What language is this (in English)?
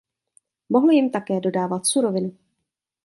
Czech